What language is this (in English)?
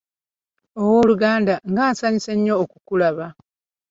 Ganda